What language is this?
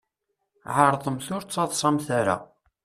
Kabyle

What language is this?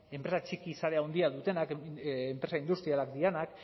Basque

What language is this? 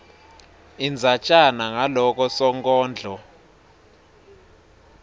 Swati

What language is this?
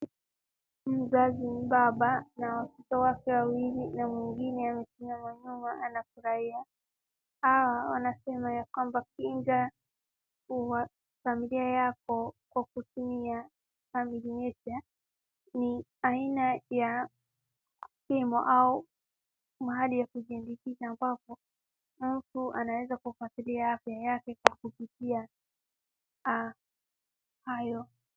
Swahili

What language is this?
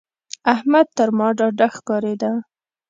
Pashto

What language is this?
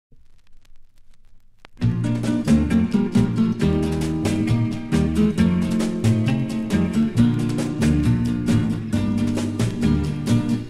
Romanian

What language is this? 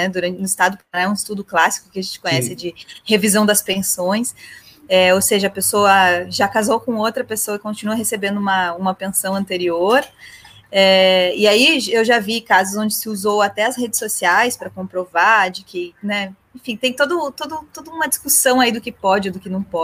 Portuguese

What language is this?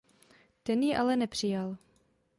Czech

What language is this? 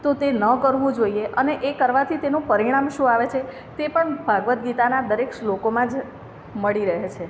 Gujarati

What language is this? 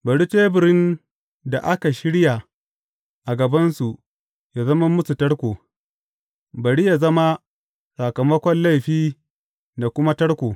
Hausa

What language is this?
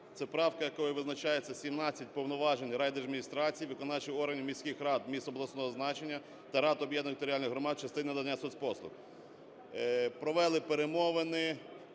Ukrainian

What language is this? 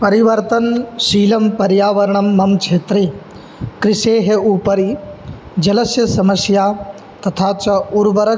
Sanskrit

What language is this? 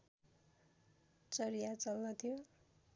Nepali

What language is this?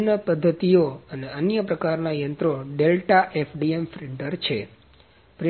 Gujarati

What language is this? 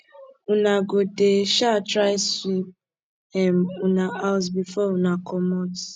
Nigerian Pidgin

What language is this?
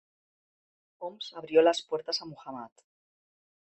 Spanish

